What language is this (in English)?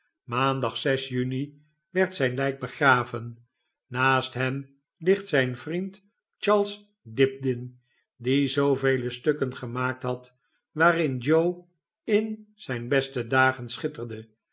Dutch